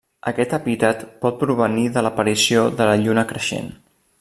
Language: Catalan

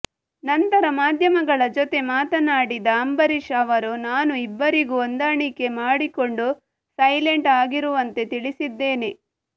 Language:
Kannada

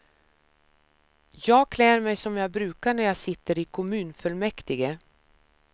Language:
Swedish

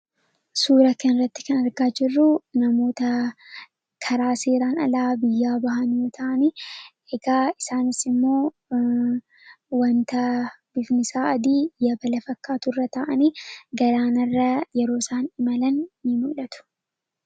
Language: Oromo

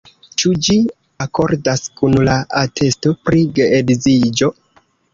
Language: Esperanto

